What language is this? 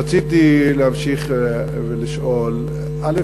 Hebrew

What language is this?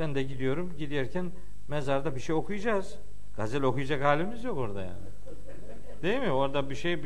Turkish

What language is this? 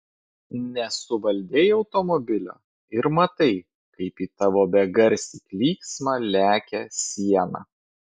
Lithuanian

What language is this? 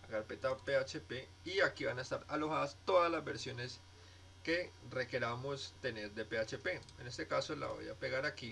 Spanish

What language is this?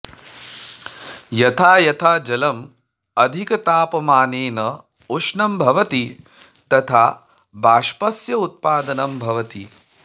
Sanskrit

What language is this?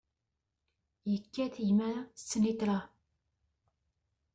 Kabyle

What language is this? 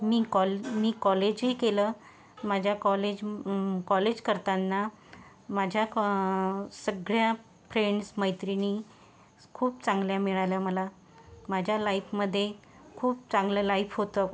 Marathi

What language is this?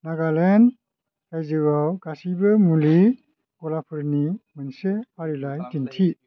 Bodo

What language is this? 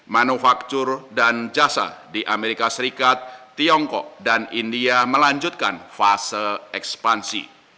Indonesian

